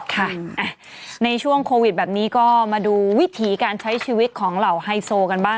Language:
Thai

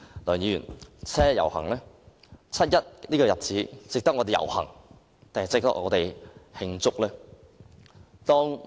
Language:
Cantonese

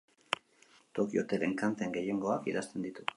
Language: Basque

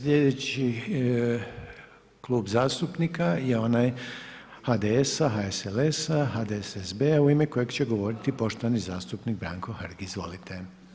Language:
Croatian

